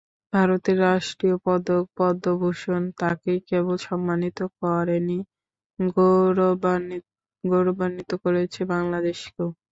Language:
Bangla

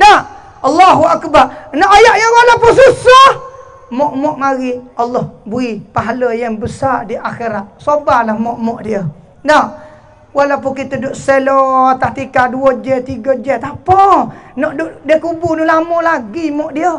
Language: Malay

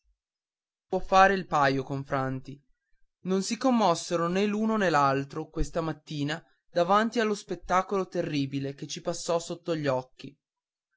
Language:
Italian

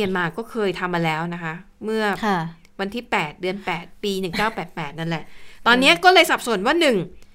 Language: Thai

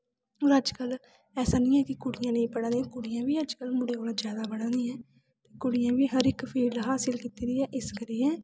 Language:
Dogri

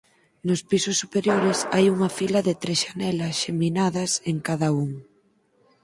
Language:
Galician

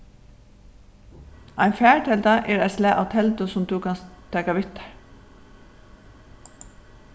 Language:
Faroese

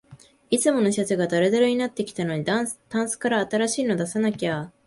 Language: Japanese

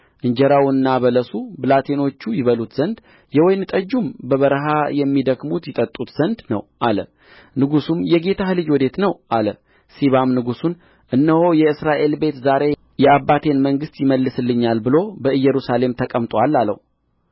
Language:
Amharic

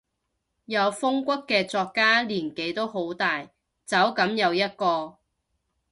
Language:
Cantonese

